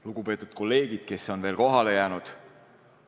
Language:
Estonian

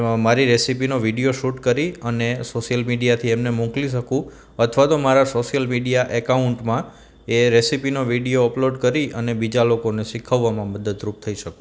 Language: Gujarati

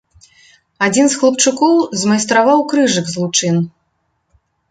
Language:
Belarusian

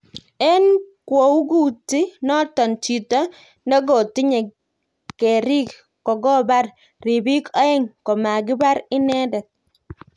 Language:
Kalenjin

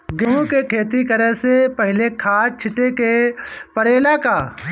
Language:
Bhojpuri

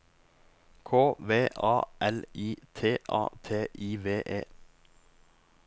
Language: Norwegian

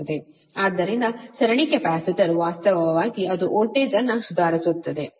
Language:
Kannada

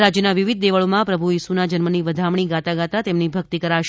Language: Gujarati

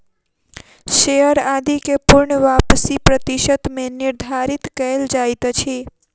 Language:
Maithili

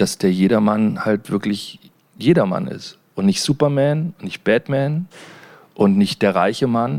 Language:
German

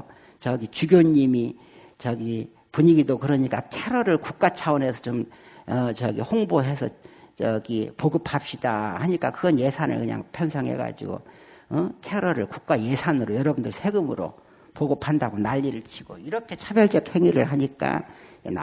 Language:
Korean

